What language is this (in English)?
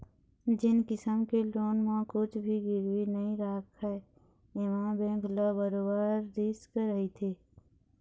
Chhattisgarhi